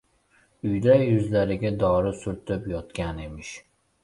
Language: Uzbek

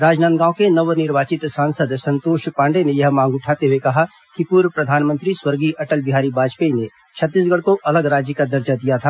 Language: Hindi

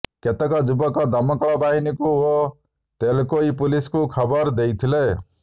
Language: Odia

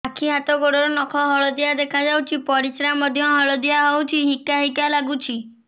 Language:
Odia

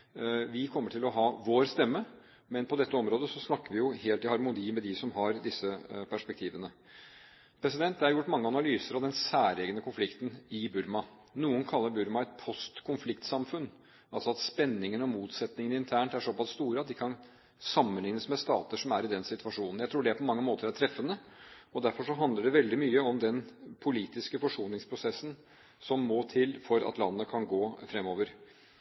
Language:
Norwegian Bokmål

